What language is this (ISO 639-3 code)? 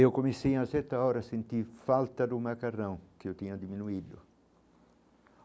por